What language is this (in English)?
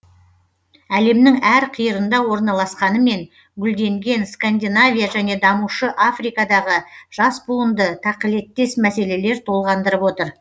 Kazakh